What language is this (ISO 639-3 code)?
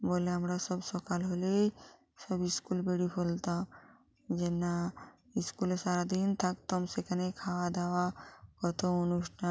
ben